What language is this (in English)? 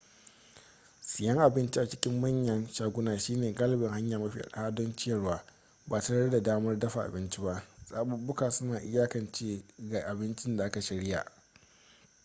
Hausa